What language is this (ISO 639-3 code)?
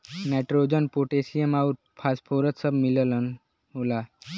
bho